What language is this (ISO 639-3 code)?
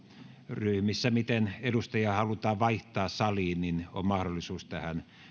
fin